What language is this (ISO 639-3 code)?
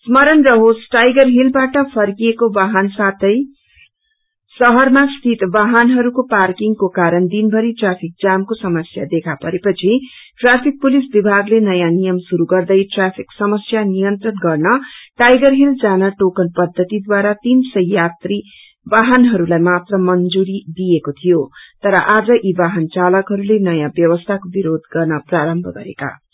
nep